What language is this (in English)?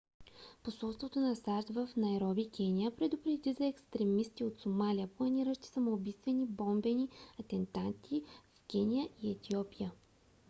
Bulgarian